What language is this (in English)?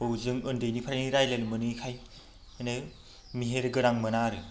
Bodo